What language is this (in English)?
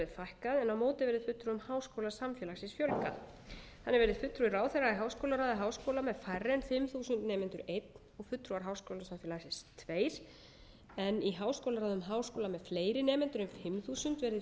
Icelandic